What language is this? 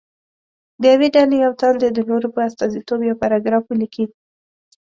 Pashto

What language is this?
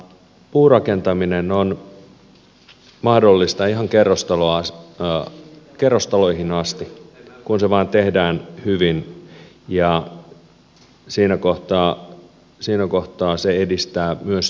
Finnish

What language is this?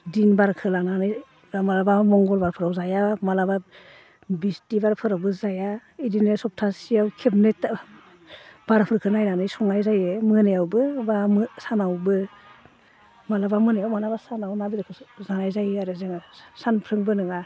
Bodo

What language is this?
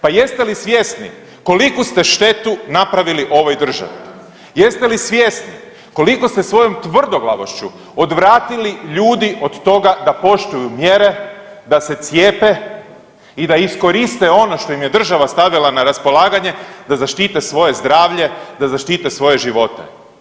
Croatian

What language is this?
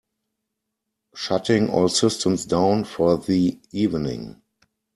English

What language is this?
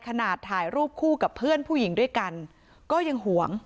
Thai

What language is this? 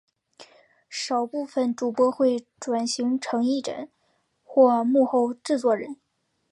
Chinese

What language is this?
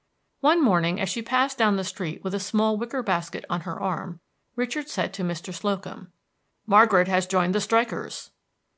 English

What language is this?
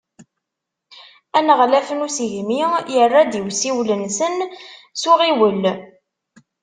Kabyle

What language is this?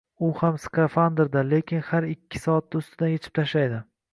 Uzbek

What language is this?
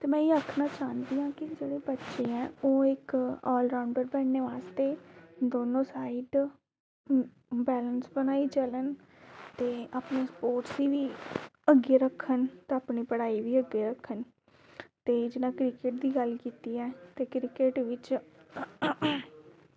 Dogri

